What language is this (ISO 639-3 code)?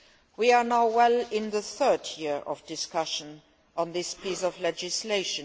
eng